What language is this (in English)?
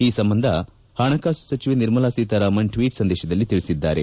Kannada